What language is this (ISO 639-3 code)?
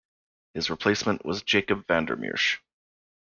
eng